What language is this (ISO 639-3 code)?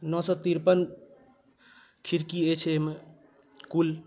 mai